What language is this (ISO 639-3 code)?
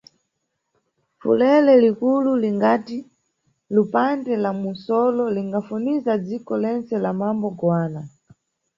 nyu